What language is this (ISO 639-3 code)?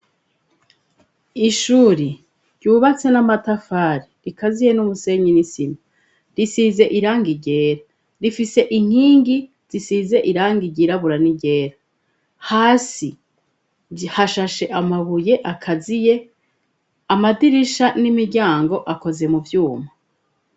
run